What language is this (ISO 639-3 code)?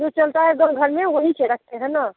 hin